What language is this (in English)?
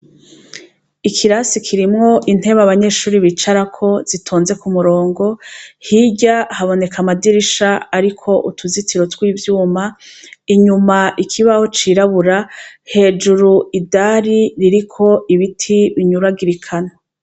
Rundi